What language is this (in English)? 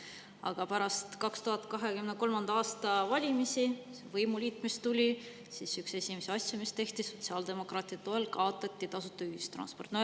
Estonian